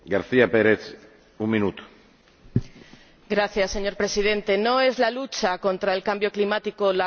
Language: Spanish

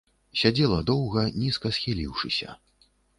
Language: Belarusian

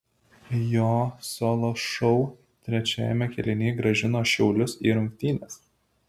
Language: Lithuanian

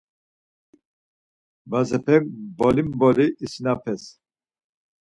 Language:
Laz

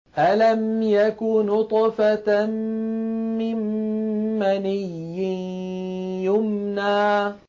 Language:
Arabic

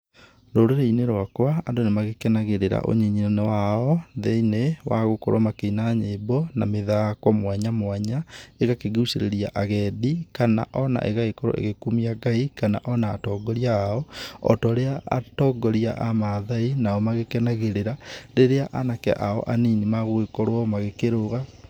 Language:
Kikuyu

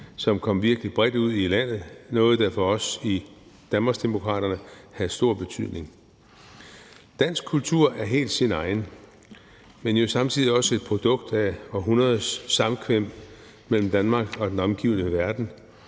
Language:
Danish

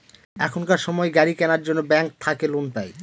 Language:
Bangla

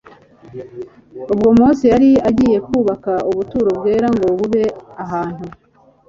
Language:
Kinyarwanda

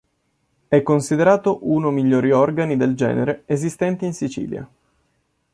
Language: Italian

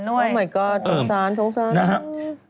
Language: Thai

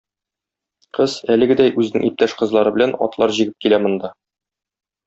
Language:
Tatar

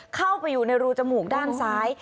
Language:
Thai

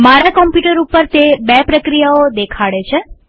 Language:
Gujarati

